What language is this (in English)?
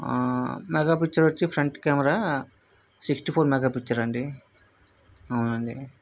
Telugu